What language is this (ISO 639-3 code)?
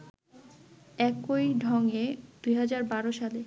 ben